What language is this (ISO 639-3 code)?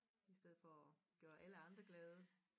dan